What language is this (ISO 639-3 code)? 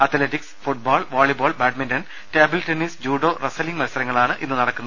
mal